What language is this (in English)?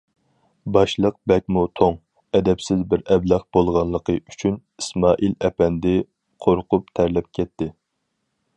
Uyghur